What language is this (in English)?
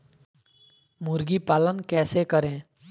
Magahi